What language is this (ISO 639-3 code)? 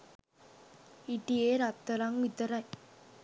sin